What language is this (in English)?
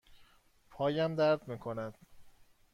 Persian